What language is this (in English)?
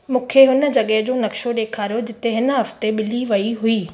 Sindhi